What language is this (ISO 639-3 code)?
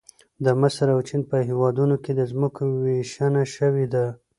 pus